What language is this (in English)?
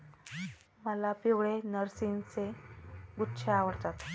Marathi